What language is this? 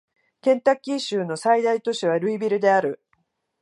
Japanese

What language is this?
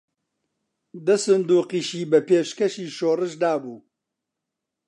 Central Kurdish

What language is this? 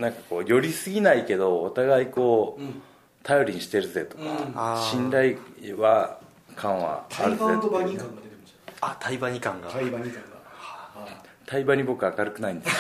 Japanese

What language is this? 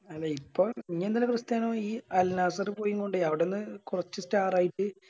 Malayalam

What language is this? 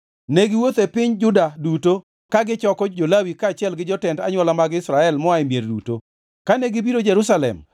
Luo (Kenya and Tanzania)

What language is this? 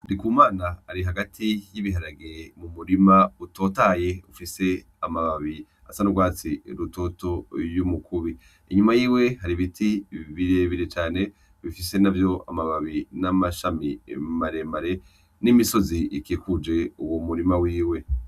Rundi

